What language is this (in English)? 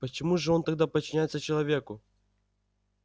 Russian